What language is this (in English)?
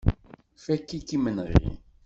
Kabyle